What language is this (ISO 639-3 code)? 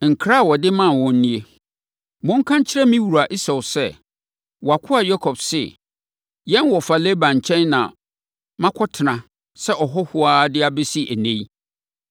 aka